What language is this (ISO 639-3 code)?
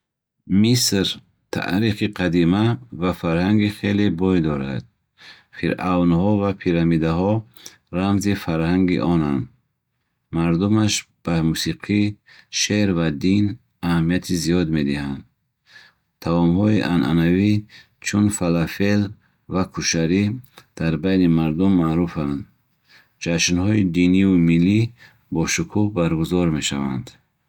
bhh